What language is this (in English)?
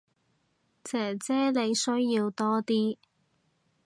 Cantonese